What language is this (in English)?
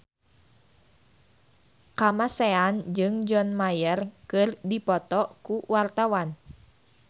Sundanese